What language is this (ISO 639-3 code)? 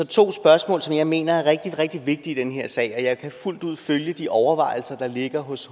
dan